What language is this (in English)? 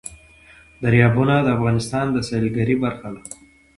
Pashto